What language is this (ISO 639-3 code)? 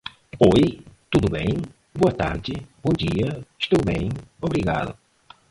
por